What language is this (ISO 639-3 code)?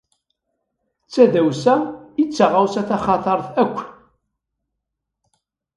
kab